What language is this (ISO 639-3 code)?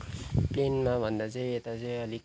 nep